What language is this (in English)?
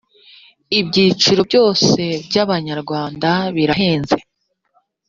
Kinyarwanda